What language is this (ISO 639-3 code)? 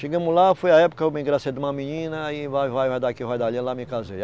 por